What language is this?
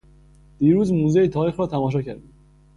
Persian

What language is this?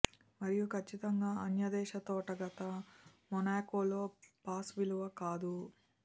Telugu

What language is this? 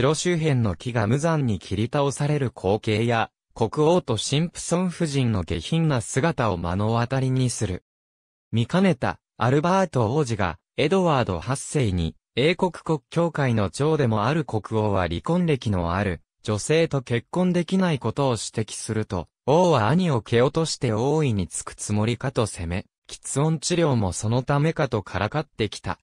Japanese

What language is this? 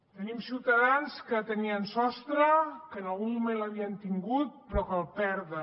Catalan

